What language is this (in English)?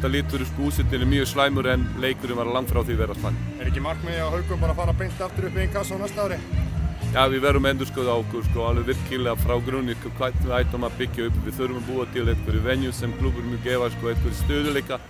Dutch